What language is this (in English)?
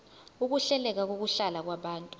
Zulu